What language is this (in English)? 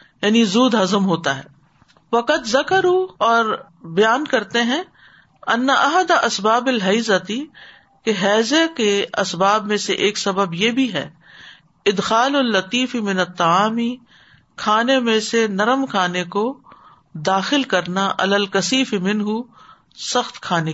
Urdu